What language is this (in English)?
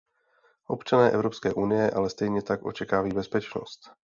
Czech